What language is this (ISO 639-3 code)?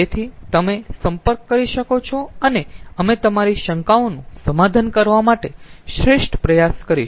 guj